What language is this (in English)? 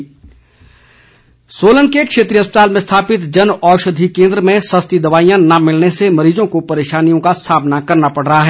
Hindi